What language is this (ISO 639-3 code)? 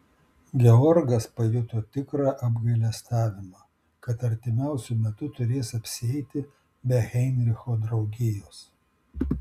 lit